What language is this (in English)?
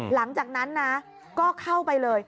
Thai